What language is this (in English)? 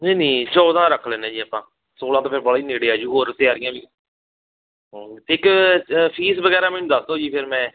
Punjabi